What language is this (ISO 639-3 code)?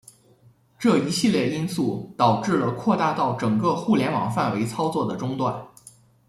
zho